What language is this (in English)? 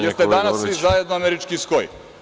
Serbian